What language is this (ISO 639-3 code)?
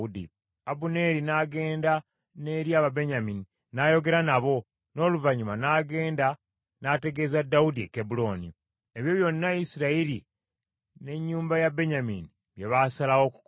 lug